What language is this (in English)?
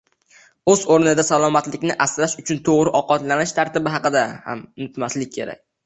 Uzbek